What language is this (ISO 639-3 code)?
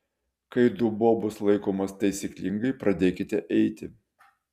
lit